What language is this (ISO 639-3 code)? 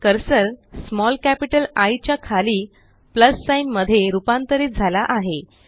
mar